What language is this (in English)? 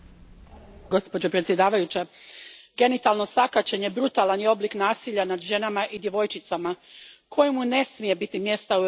Croatian